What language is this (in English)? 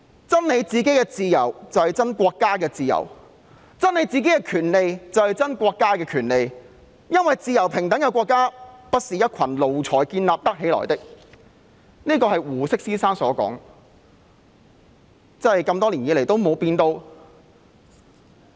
Cantonese